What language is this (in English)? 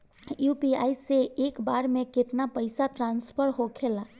Bhojpuri